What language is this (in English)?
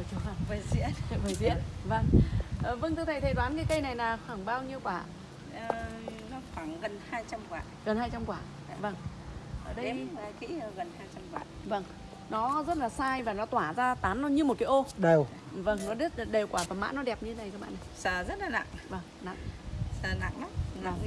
Vietnamese